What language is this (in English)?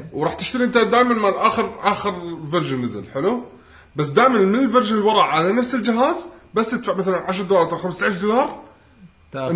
Arabic